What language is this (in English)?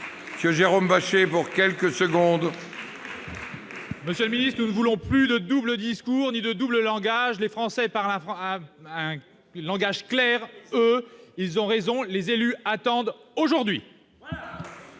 French